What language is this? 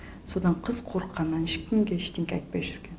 Kazakh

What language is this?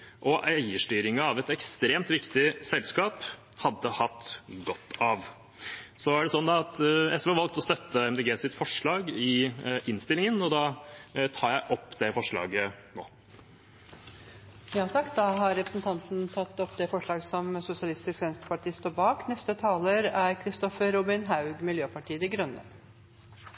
Norwegian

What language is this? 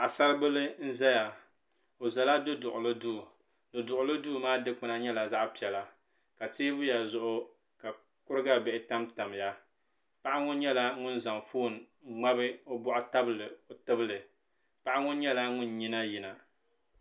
Dagbani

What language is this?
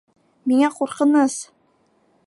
Bashkir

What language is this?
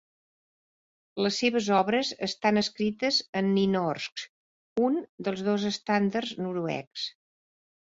Catalan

